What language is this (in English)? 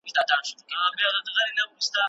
Pashto